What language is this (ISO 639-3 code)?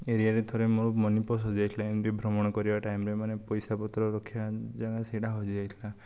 ori